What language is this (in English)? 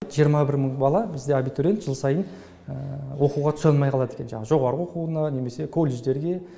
Kazakh